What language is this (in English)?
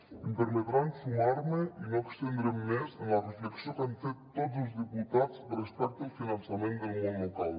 Catalan